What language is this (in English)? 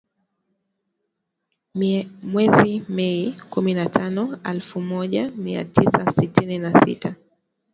Swahili